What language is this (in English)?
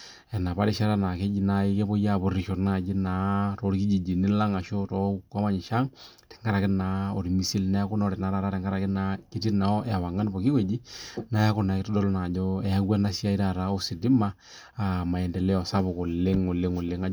Masai